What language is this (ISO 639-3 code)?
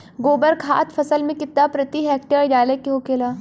bho